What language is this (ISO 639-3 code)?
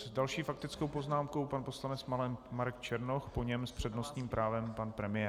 ces